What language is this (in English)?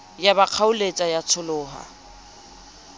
Southern Sotho